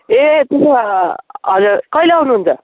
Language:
Nepali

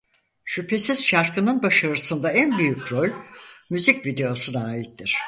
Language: Turkish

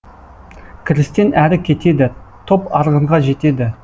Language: Kazakh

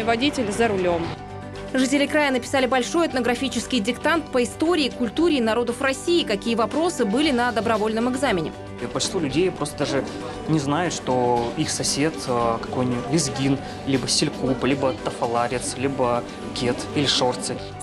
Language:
Russian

